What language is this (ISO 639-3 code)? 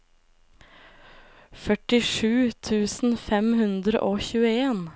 nor